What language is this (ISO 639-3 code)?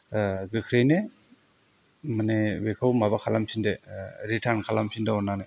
brx